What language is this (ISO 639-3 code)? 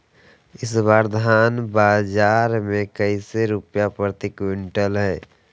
mag